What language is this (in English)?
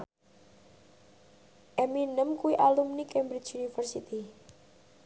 Javanese